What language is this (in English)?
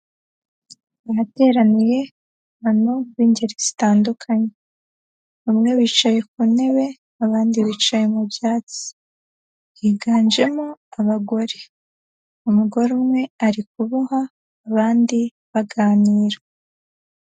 Kinyarwanda